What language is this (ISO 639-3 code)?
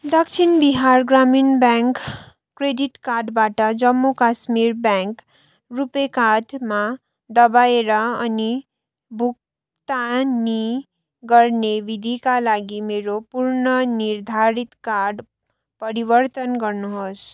nep